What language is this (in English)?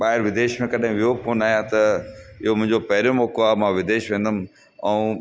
Sindhi